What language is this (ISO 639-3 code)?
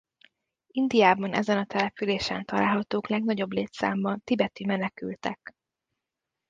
hun